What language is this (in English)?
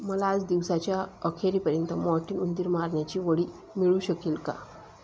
Marathi